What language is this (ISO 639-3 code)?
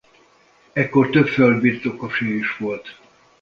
hun